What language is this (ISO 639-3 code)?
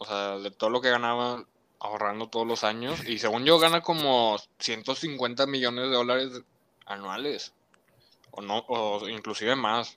spa